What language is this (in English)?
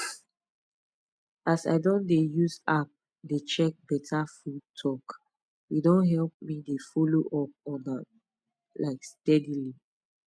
Nigerian Pidgin